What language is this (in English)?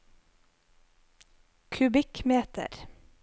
Norwegian